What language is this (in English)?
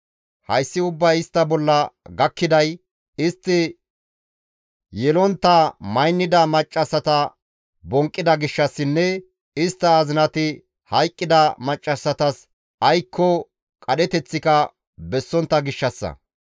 Gamo